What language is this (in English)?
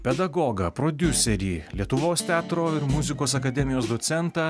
Lithuanian